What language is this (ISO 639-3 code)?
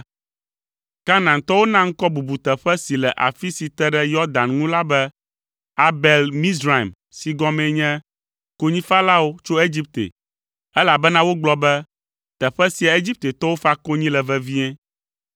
ewe